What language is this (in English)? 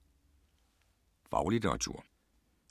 Danish